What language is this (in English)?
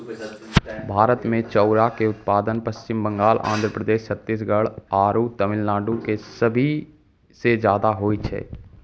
Maithili